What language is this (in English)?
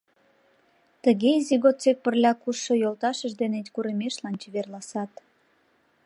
Mari